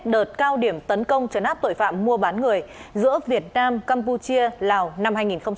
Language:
Vietnamese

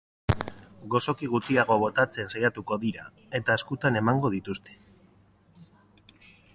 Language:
Basque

